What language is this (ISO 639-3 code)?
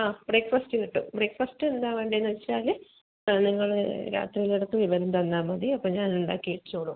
mal